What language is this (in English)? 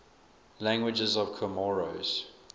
English